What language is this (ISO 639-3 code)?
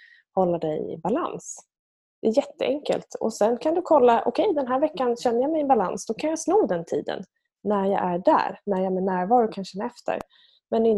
swe